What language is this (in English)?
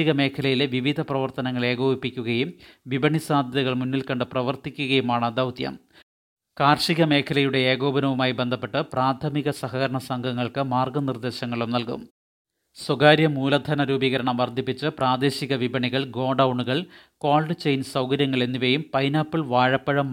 Malayalam